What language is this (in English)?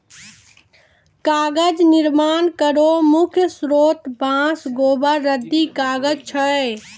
Maithili